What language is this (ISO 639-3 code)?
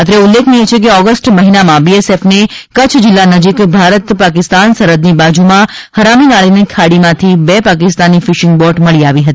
guj